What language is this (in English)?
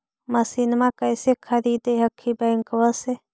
Magahi